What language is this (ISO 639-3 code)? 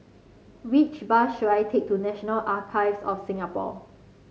eng